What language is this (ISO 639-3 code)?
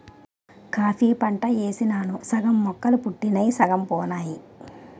tel